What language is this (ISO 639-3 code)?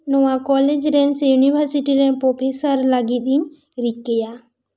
sat